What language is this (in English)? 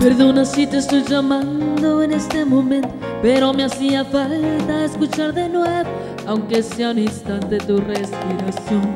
Vietnamese